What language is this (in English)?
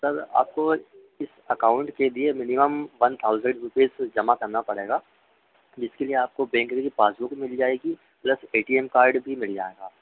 Hindi